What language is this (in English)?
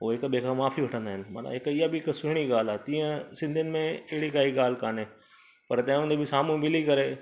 Sindhi